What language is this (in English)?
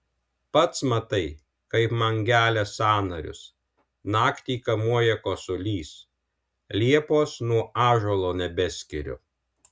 Lithuanian